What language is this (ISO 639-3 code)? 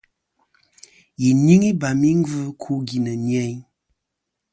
bkm